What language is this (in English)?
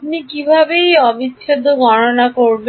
Bangla